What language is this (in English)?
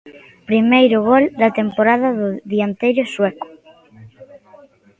Galician